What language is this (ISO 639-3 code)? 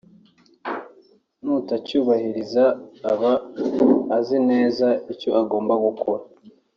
kin